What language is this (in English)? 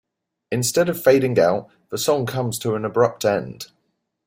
English